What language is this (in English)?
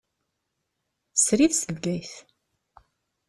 Kabyle